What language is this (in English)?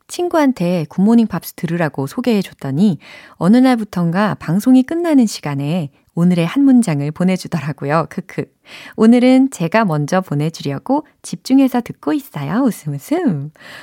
Korean